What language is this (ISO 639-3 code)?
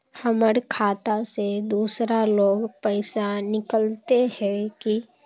mag